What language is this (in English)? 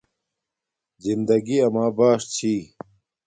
Domaaki